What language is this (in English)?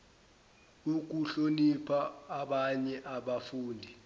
Zulu